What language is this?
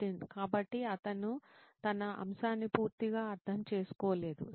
Telugu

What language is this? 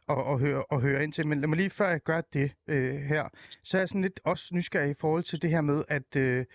Danish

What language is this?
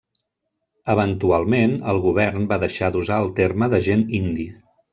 Catalan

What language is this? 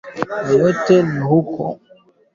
Swahili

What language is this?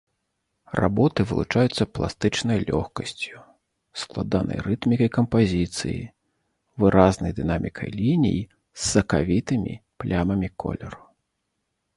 Belarusian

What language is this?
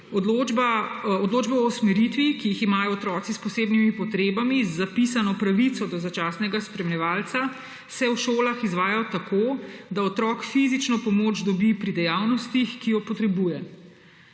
Slovenian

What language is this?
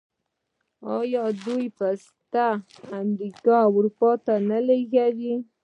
Pashto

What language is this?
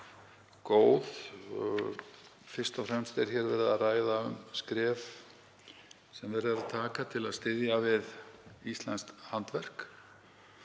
Icelandic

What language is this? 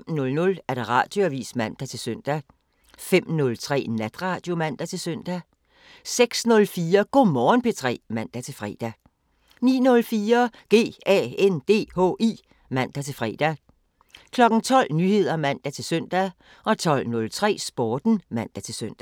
Danish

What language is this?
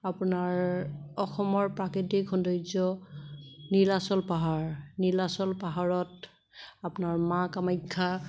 Assamese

